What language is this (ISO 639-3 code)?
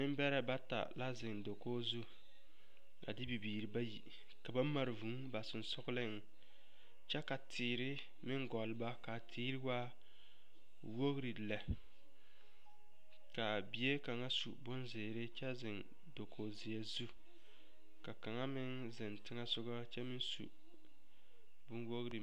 dga